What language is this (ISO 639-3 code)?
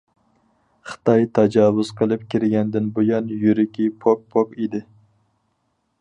uig